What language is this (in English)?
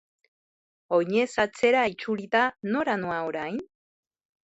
Basque